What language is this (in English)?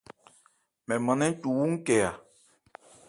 Ebrié